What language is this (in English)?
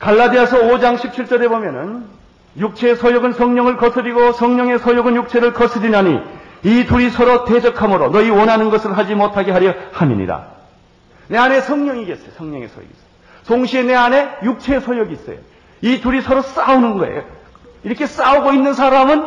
Korean